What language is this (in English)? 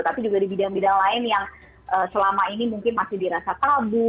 Indonesian